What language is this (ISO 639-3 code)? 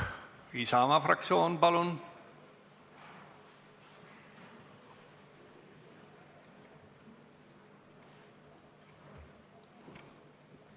est